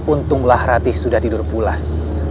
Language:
Indonesian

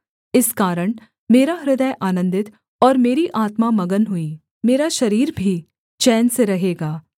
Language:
Hindi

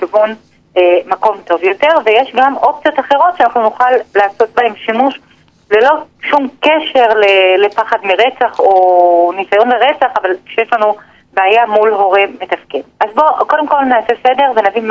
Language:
Hebrew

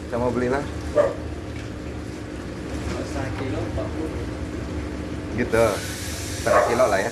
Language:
Indonesian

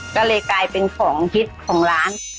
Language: Thai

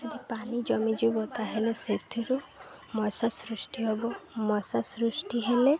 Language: Odia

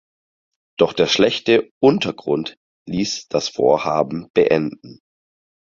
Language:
German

